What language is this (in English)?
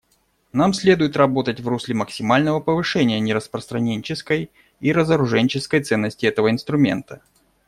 Russian